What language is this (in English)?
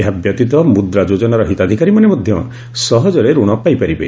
Odia